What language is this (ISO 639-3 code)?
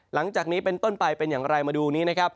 tha